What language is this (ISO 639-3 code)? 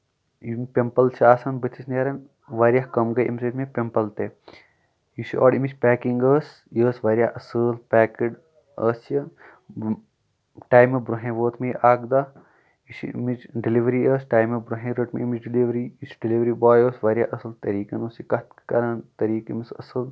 kas